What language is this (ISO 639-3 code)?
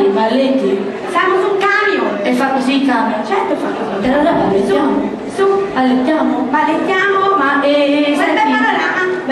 ita